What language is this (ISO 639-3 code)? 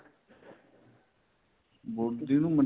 pan